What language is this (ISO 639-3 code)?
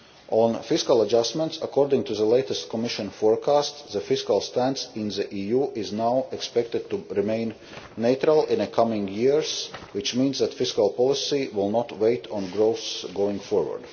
eng